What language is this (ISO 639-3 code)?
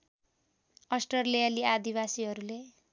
nep